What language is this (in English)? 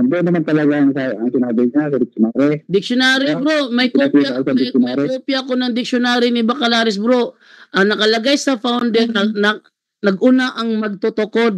Filipino